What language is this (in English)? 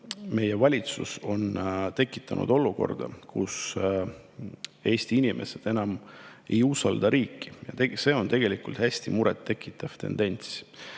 Estonian